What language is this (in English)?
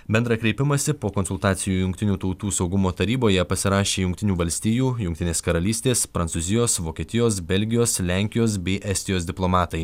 Lithuanian